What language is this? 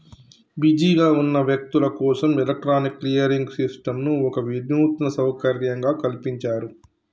Telugu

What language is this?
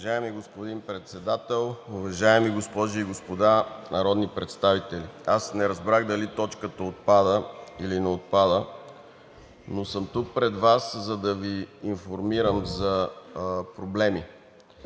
Bulgarian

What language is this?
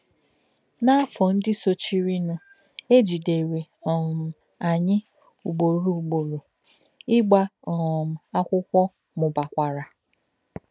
Igbo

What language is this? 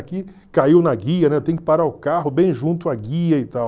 Portuguese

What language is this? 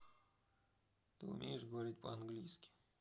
Russian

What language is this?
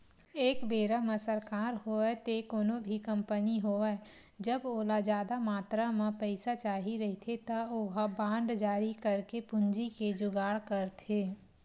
Chhattisgarhi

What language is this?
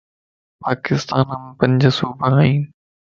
Lasi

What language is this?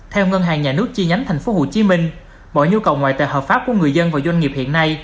Vietnamese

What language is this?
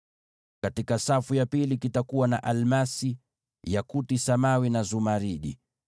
Swahili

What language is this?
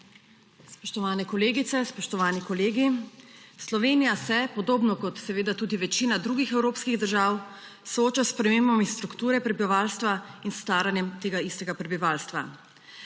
Slovenian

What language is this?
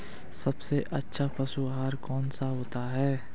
Hindi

